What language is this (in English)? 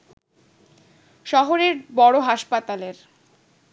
Bangla